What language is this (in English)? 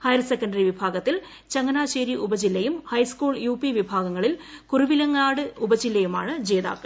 Malayalam